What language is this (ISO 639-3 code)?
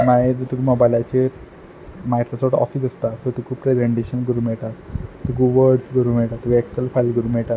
kok